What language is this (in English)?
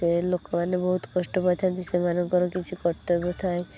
Odia